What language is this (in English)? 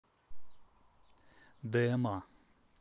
Russian